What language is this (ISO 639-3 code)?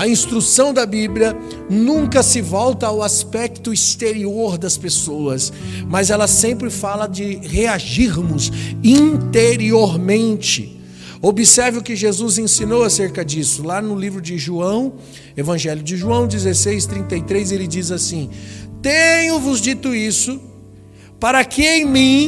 por